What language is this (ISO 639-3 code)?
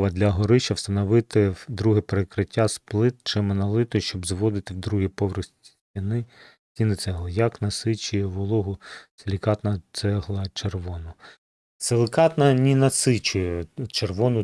ukr